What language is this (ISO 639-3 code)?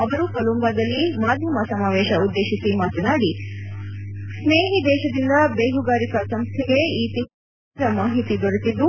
kan